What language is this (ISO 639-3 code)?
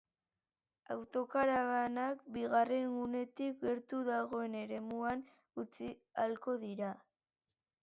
eus